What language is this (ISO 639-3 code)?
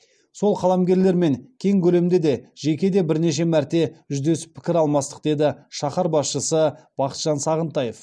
kaz